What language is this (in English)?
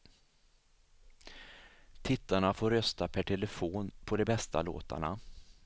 Swedish